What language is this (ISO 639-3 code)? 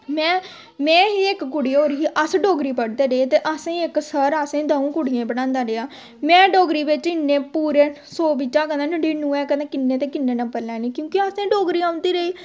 doi